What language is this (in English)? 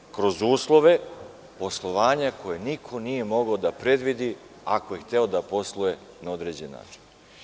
Serbian